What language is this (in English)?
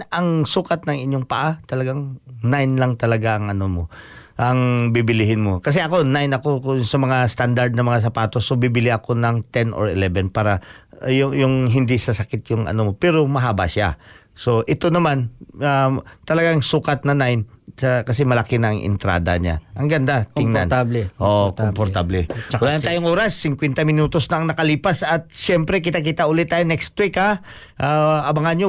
Filipino